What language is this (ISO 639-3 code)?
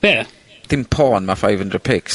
cym